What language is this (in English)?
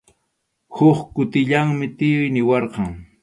Arequipa-La Unión Quechua